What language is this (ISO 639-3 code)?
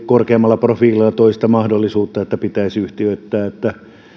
fin